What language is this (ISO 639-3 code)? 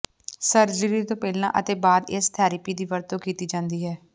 pan